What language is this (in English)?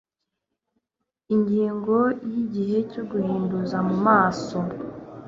Kinyarwanda